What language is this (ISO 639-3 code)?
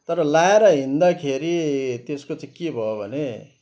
nep